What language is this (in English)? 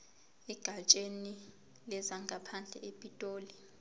Zulu